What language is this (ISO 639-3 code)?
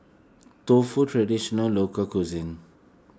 eng